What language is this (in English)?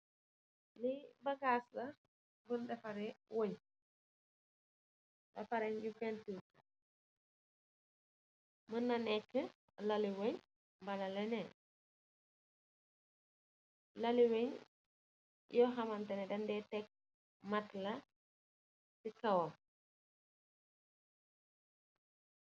Wolof